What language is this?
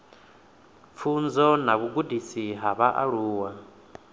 Venda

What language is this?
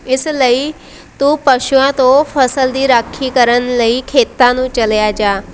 Punjabi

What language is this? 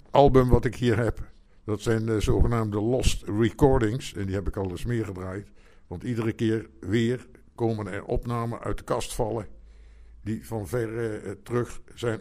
Dutch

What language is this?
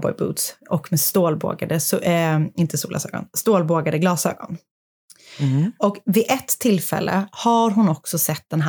Swedish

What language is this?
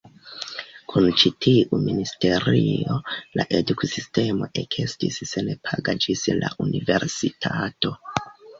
Esperanto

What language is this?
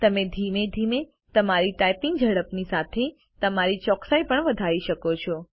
Gujarati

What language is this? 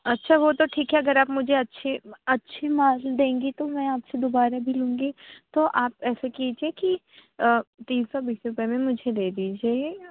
Urdu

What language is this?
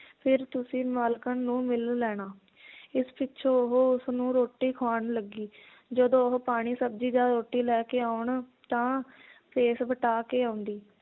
Punjabi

